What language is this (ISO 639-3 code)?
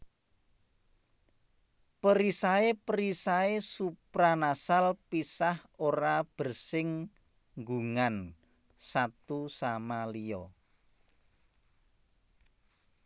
jav